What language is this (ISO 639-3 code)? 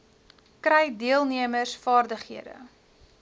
afr